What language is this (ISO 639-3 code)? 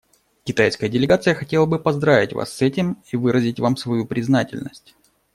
rus